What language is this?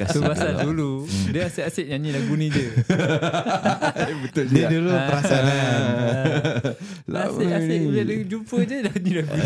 Malay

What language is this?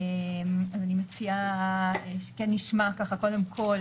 Hebrew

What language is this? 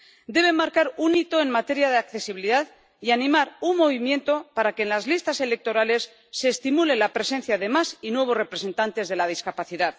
Spanish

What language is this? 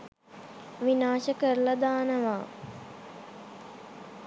Sinhala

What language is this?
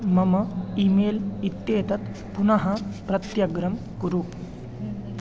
Sanskrit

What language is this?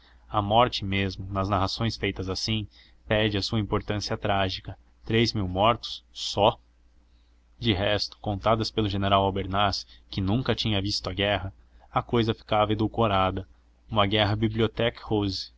Portuguese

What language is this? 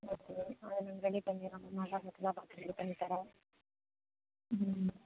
Tamil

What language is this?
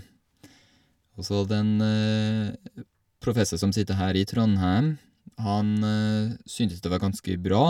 Norwegian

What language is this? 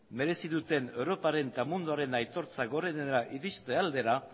Basque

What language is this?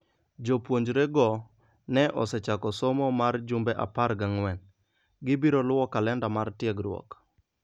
Luo (Kenya and Tanzania)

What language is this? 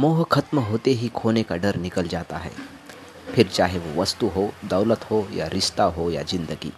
Hindi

